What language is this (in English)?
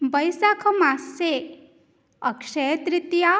Sanskrit